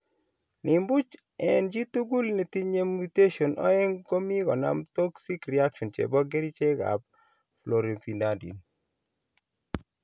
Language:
Kalenjin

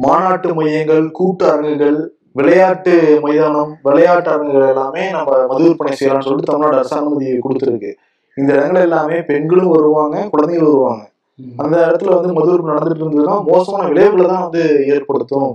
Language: Tamil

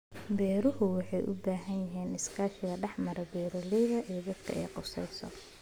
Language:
Somali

